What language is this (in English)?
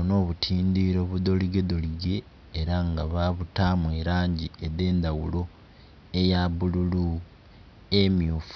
Soga